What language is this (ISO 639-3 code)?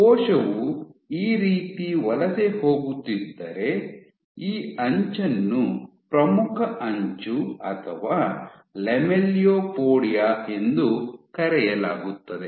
kan